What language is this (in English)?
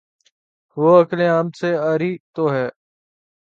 Urdu